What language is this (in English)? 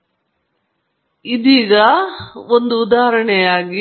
Kannada